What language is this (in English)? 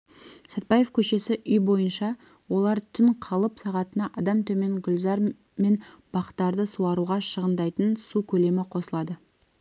Kazakh